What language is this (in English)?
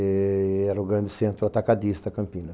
Portuguese